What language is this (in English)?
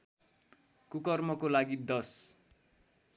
Nepali